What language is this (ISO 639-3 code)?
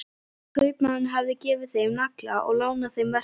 isl